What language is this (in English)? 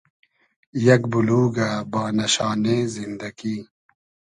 Hazaragi